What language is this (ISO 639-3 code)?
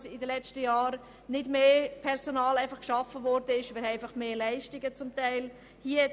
gsw